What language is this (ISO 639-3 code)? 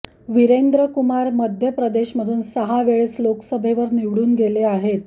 mar